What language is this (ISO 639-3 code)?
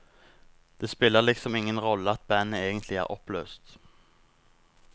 nor